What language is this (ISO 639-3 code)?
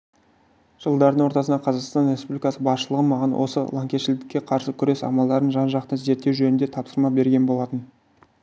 kaz